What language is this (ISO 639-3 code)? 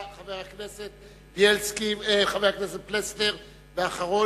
heb